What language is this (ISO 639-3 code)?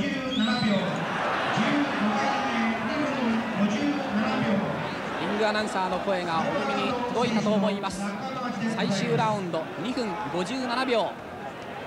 jpn